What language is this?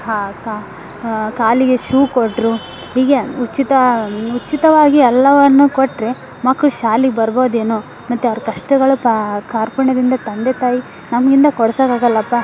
Kannada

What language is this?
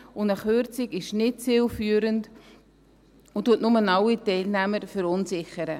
Swiss German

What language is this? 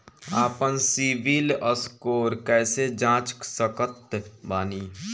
Bhojpuri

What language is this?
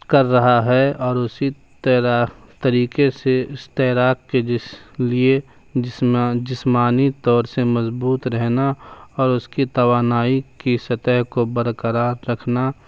Urdu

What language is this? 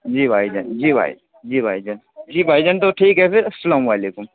Urdu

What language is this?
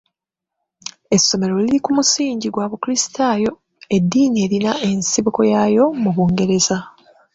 Ganda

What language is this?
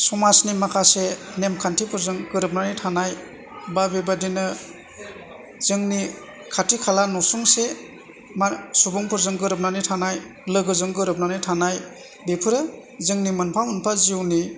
Bodo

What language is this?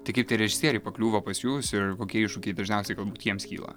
Lithuanian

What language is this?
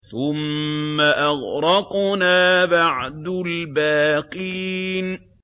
Arabic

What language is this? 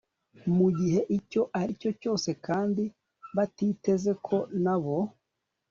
Kinyarwanda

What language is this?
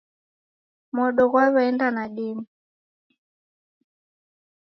Taita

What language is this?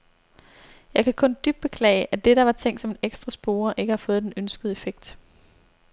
Danish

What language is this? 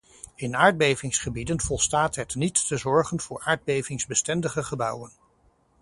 Dutch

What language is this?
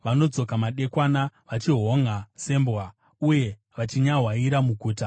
Shona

